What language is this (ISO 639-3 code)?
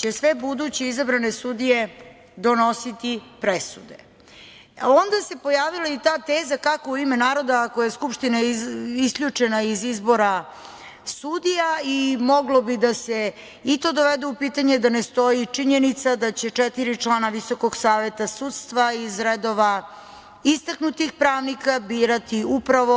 srp